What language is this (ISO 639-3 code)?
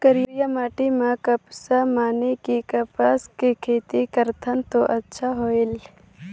hne